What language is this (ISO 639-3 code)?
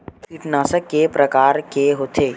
hne